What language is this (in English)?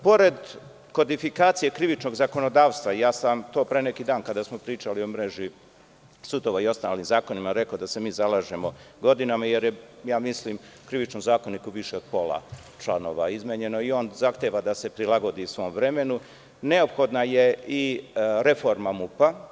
Serbian